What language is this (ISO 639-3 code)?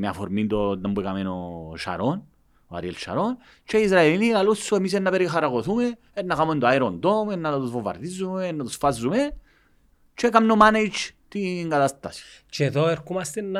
ell